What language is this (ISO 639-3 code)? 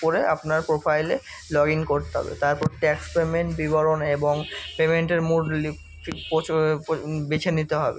ben